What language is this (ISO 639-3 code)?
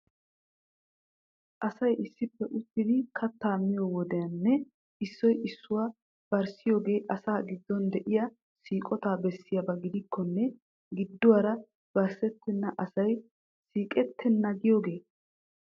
wal